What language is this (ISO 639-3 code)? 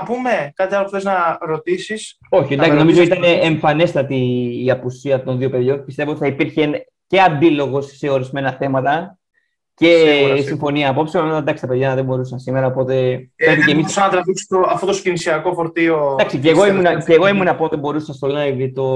ell